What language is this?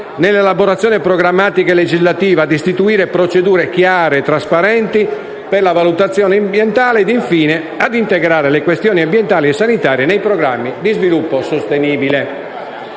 Italian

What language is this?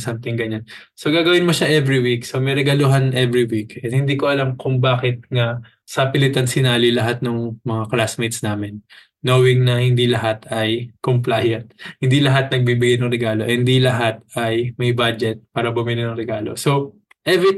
Filipino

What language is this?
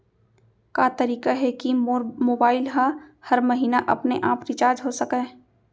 Chhattisgarhi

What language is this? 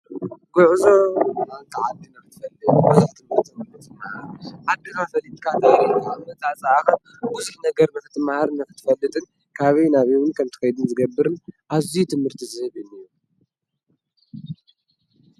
Tigrinya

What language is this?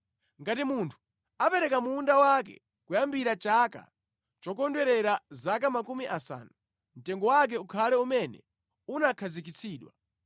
Nyanja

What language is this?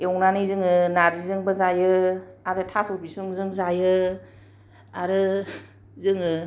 Bodo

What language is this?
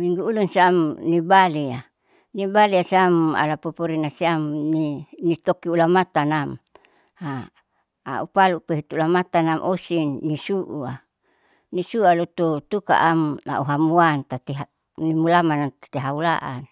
Saleman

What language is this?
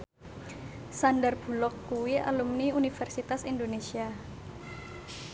Javanese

